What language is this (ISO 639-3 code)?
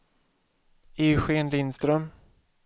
swe